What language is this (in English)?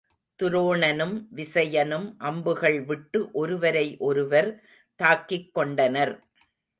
Tamil